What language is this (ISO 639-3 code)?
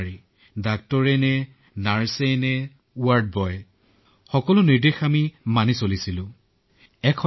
asm